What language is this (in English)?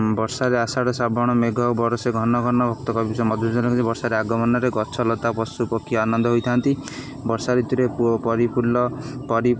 Odia